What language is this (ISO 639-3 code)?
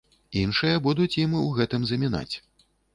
bel